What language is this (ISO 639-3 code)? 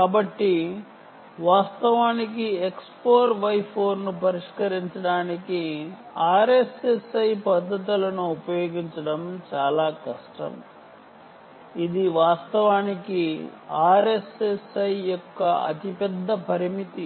tel